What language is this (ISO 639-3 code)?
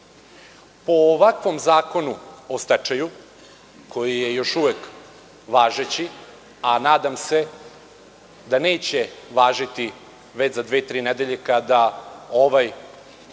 srp